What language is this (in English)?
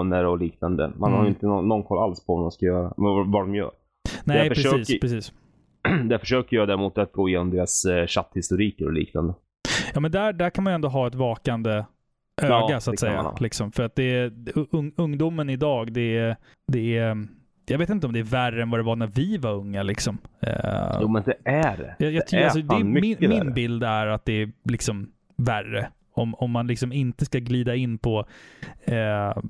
Swedish